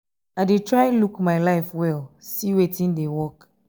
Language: Nigerian Pidgin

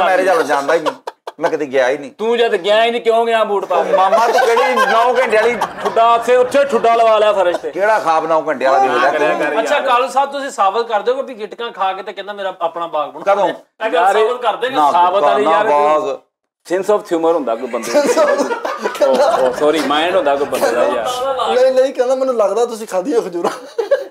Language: Hindi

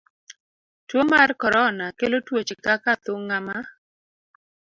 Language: Luo (Kenya and Tanzania)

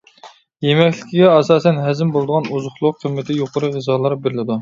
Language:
Uyghur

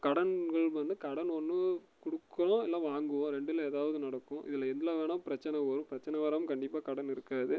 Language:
Tamil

